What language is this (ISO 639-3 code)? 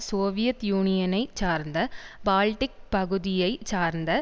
tam